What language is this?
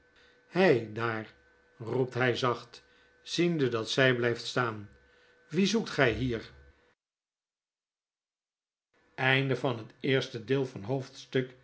Dutch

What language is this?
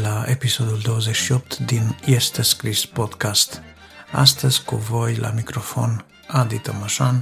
Romanian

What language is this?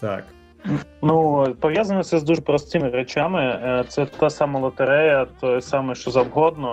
Ukrainian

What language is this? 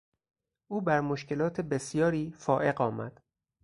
Persian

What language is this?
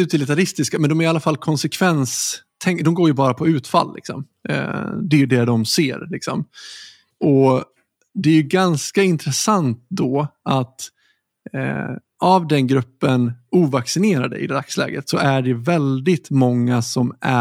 Swedish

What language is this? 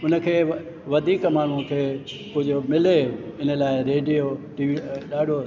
Sindhi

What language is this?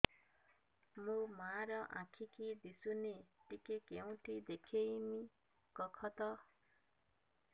Odia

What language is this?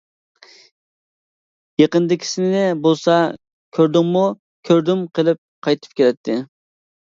Uyghur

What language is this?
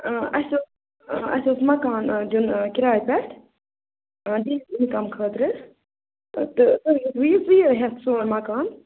Kashmiri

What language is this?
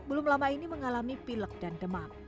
Indonesian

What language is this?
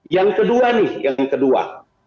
Indonesian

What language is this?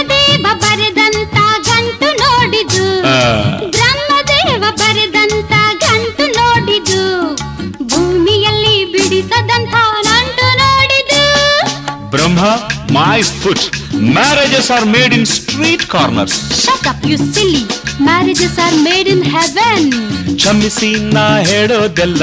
Kannada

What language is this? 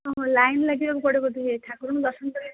Odia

